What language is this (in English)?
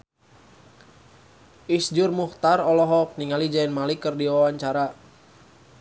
Sundanese